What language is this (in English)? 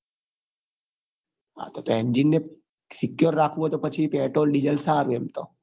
Gujarati